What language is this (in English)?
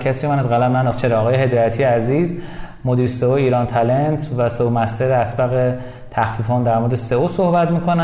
Persian